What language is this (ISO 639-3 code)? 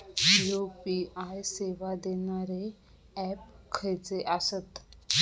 mar